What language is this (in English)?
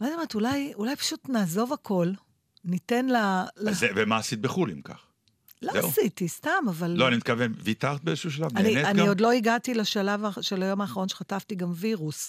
Hebrew